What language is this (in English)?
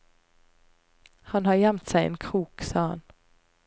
Norwegian